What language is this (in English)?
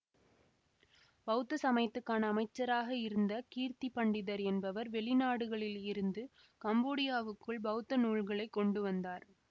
Tamil